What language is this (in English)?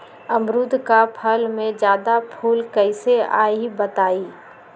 Magahi